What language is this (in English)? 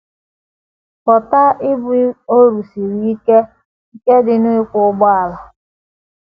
Igbo